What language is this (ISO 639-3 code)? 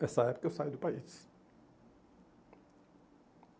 por